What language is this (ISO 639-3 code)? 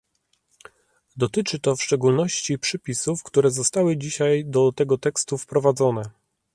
pol